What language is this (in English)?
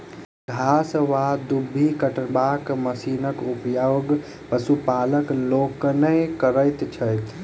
Maithili